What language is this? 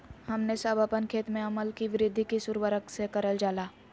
Magahi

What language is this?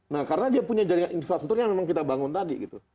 Indonesian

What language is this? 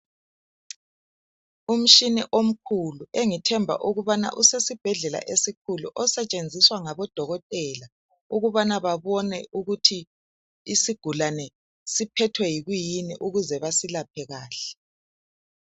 North Ndebele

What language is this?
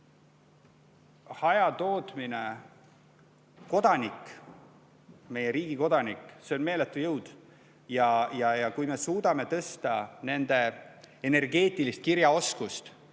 Estonian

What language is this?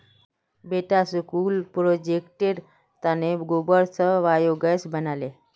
Magahi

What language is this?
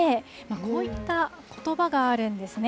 Japanese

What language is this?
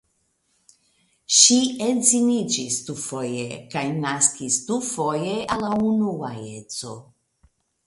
Esperanto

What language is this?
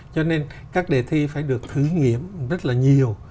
Vietnamese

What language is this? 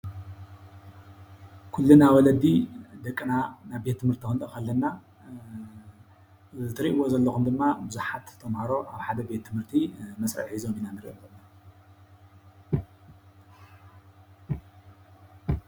Tigrinya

